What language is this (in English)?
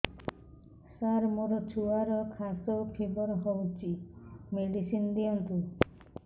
Odia